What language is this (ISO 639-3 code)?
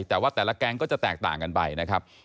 tha